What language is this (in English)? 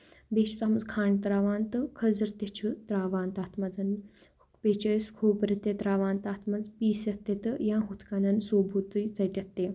Kashmiri